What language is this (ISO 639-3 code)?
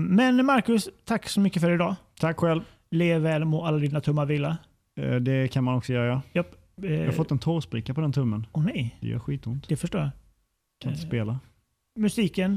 swe